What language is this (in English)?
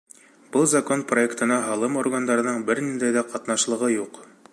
Bashkir